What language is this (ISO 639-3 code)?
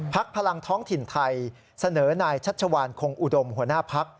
tha